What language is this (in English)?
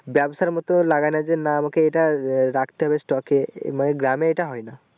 Bangla